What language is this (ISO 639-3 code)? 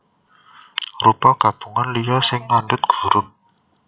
jav